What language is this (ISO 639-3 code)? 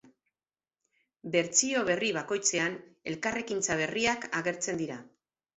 eus